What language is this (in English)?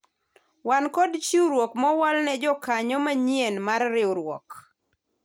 Luo (Kenya and Tanzania)